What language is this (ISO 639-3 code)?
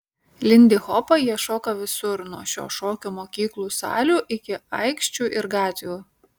lit